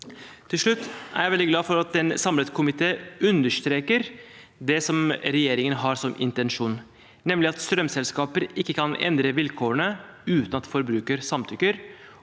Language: Norwegian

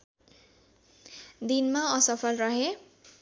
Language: Nepali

